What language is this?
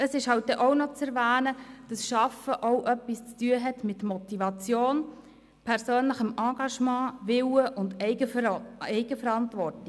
Swiss German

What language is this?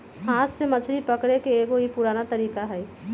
Magahi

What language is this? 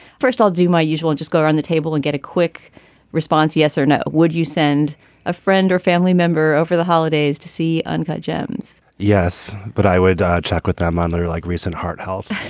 English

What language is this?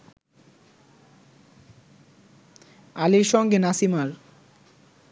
Bangla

